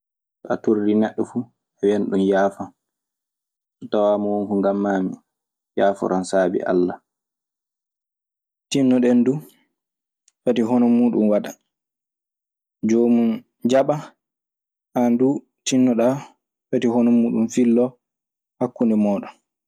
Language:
Maasina Fulfulde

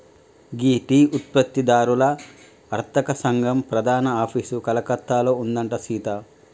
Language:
Telugu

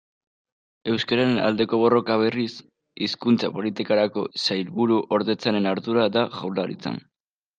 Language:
Basque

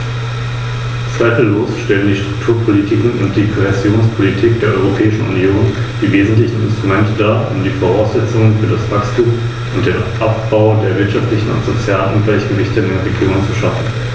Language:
German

